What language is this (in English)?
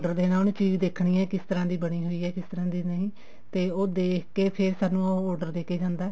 Punjabi